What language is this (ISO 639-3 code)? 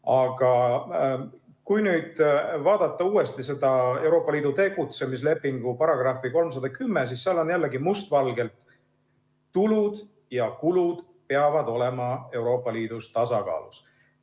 est